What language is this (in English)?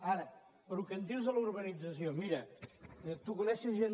Catalan